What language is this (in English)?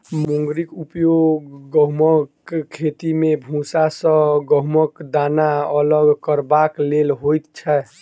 Maithili